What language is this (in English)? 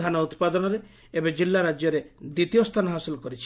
Odia